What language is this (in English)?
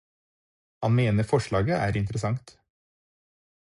Norwegian Bokmål